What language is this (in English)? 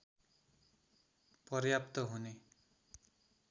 Nepali